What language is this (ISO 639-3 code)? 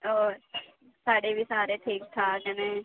doi